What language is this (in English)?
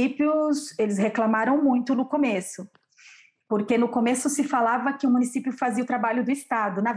Portuguese